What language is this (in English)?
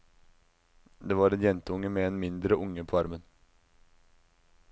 Norwegian